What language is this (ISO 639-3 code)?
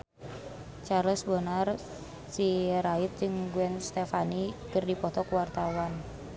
sun